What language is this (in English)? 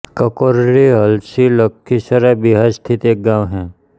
Hindi